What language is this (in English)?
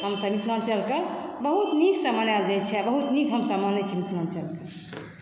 Maithili